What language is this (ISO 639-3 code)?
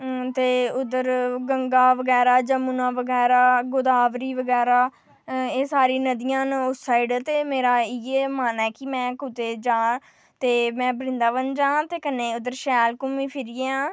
doi